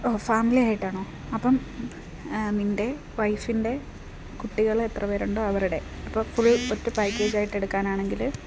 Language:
Malayalam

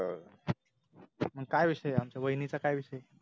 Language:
Marathi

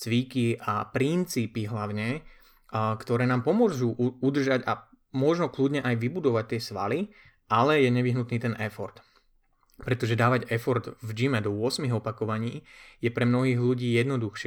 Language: Slovak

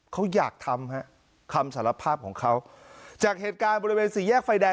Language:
Thai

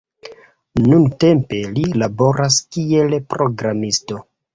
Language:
Esperanto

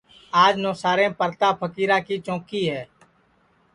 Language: Sansi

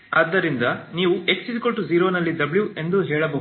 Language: Kannada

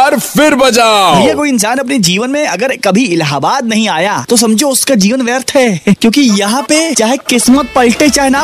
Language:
Hindi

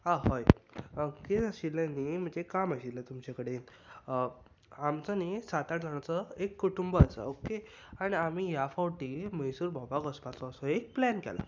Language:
Konkani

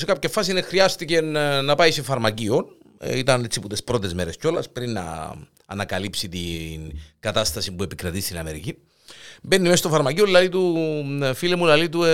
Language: Greek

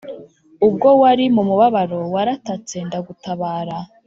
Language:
Kinyarwanda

